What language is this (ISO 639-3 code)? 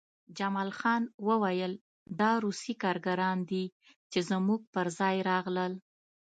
pus